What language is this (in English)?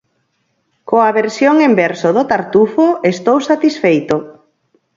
Galician